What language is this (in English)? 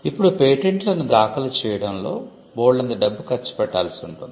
Telugu